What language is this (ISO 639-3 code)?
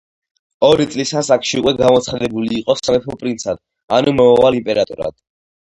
kat